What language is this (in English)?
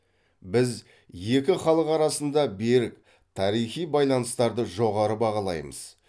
Kazakh